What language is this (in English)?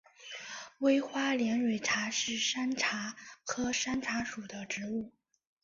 Chinese